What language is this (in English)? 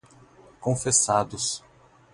Portuguese